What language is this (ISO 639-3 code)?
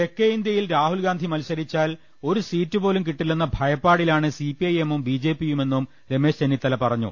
mal